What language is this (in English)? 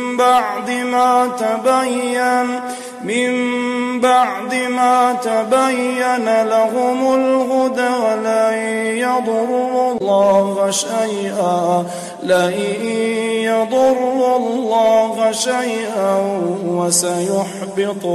Arabic